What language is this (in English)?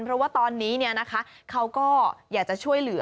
Thai